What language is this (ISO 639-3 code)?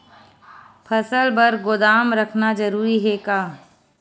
hne